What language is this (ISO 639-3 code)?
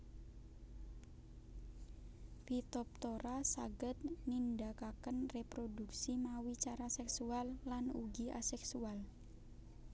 jav